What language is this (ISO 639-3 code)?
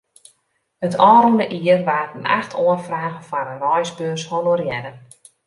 fry